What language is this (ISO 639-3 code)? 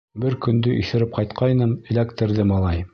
bak